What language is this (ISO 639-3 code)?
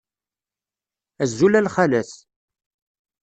kab